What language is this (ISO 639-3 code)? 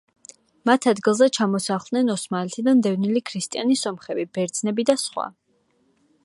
kat